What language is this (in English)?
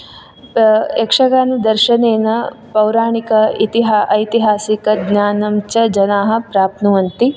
Sanskrit